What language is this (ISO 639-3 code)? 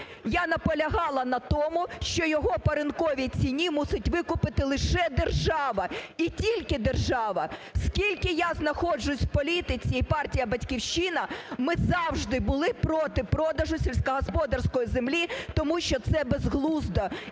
ukr